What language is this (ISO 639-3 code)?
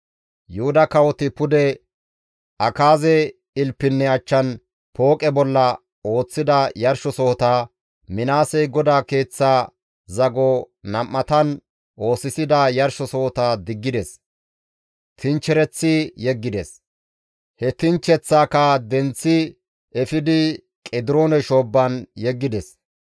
gmv